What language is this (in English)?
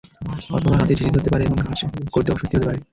Bangla